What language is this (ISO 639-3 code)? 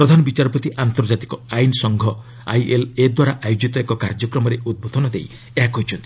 ori